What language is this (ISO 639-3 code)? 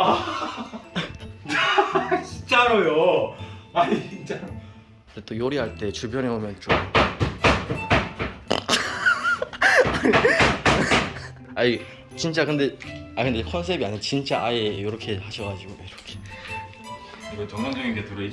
kor